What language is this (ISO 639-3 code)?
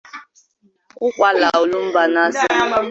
ibo